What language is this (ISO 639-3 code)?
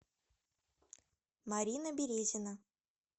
rus